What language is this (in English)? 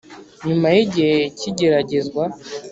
Kinyarwanda